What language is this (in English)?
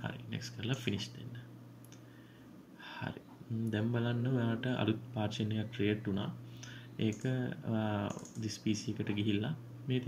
Indonesian